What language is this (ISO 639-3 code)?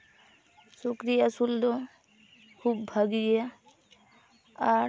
sat